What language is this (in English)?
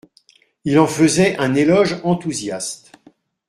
French